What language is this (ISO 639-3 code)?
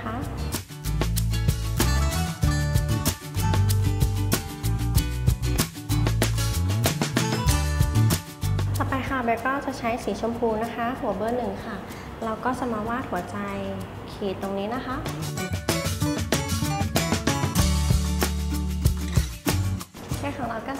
tha